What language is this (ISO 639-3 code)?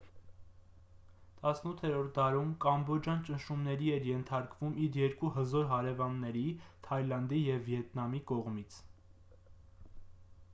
hye